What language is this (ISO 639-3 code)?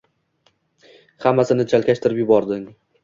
uzb